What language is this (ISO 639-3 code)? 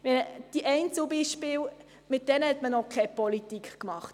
gsw